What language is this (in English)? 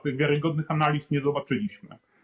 Polish